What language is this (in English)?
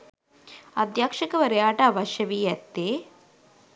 Sinhala